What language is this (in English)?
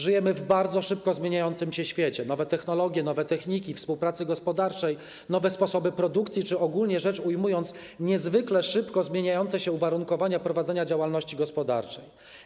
Polish